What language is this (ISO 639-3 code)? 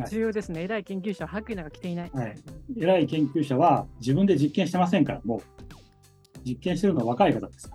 jpn